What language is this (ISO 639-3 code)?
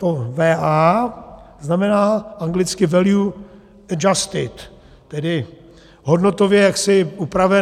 ces